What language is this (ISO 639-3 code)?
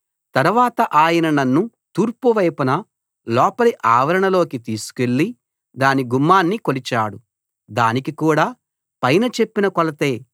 tel